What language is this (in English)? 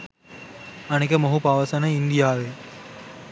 Sinhala